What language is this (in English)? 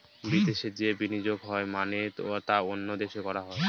Bangla